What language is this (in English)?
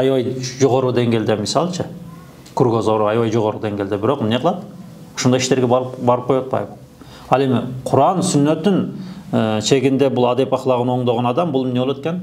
Turkish